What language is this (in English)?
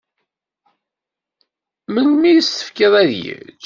Kabyle